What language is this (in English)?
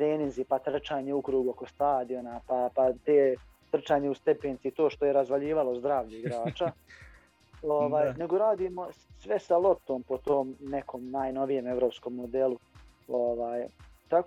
Croatian